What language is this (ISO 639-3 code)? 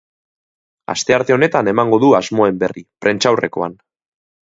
eus